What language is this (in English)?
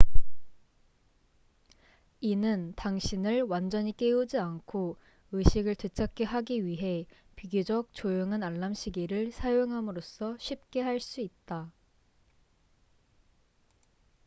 Korean